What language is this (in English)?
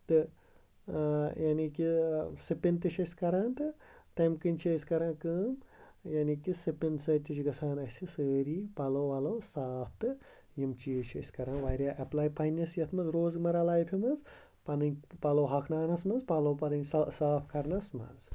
Kashmiri